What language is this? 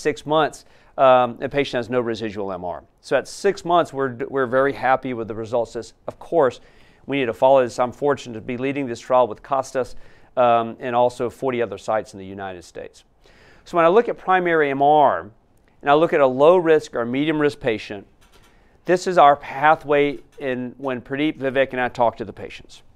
English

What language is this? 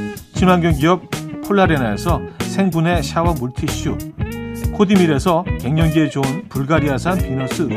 Korean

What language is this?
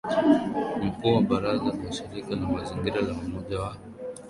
Swahili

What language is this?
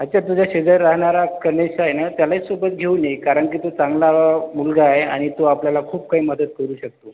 Marathi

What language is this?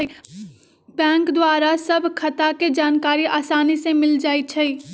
Magahi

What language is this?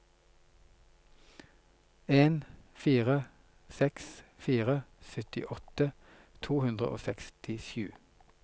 Norwegian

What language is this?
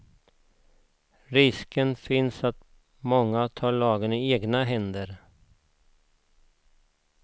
Swedish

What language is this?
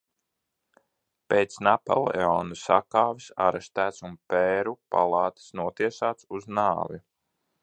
Latvian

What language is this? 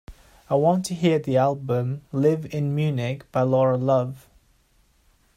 English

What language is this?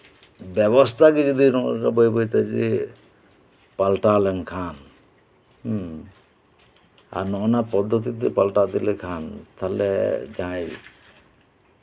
Santali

